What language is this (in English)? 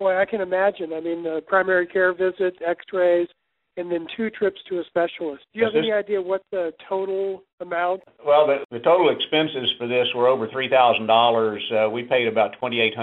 English